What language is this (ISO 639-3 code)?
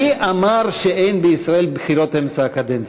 heb